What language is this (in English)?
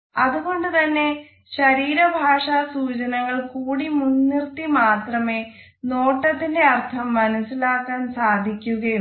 Malayalam